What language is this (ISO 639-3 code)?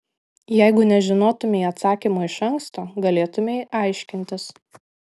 lit